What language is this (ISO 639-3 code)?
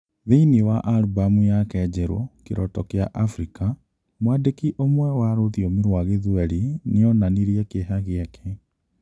kik